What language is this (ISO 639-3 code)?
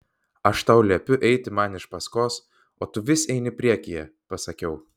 lit